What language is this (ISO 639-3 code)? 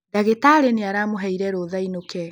kik